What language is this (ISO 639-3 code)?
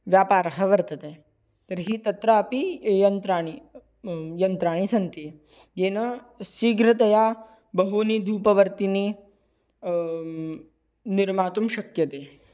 san